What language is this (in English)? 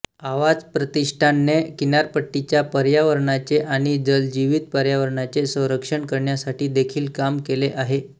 Marathi